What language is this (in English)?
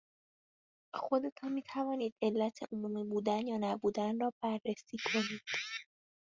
Persian